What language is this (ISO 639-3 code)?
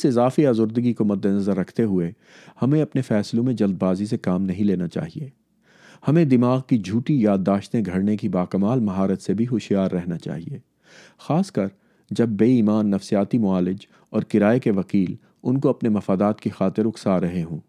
urd